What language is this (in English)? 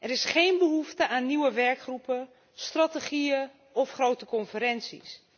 Dutch